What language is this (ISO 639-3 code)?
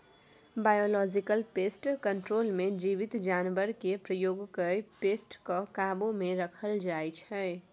mai